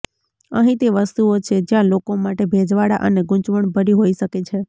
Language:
Gujarati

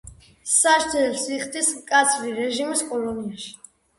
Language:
Georgian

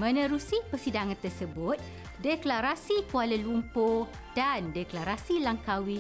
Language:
Malay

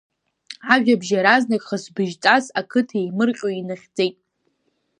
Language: Abkhazian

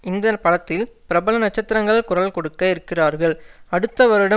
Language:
Tamil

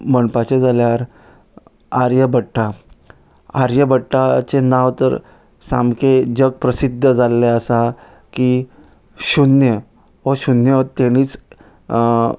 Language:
Konkani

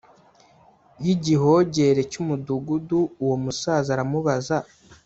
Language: Kinyarwanda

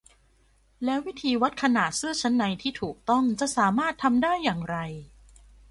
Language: Thai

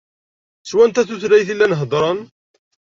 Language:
Kabyle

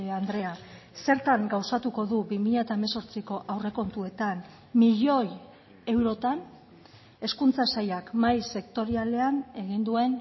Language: Basque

